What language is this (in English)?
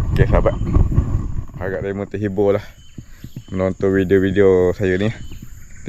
Malay